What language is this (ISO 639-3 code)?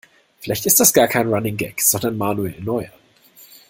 deu